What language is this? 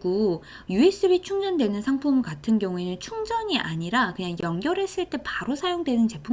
Korean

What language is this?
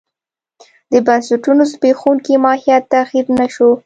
Pashto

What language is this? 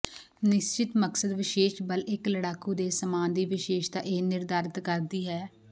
Punjabi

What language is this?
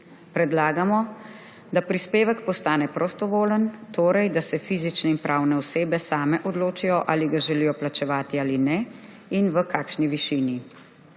Slovenian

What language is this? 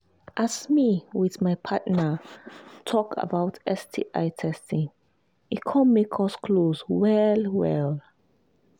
Nigerian Pidgin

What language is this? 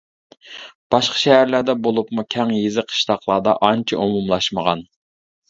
Uyghur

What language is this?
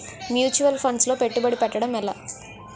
Telugu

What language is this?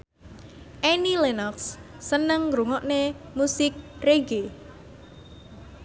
Javanese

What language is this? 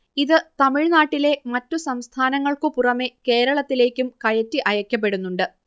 Malayalam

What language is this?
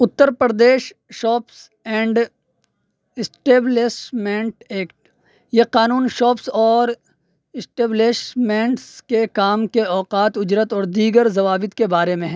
Urdu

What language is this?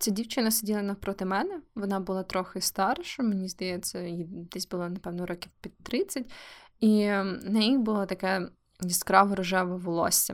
Ukrainian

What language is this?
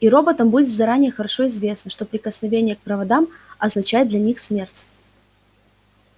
Russian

